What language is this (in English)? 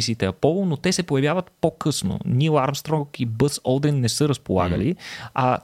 Bulgarian